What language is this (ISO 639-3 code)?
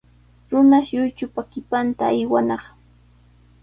qws